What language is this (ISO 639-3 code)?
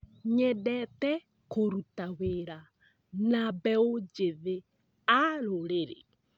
kik